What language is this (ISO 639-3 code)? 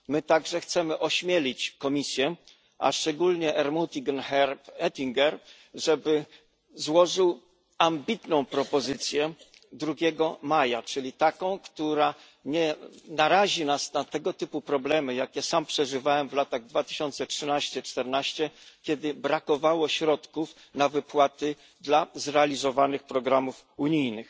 pol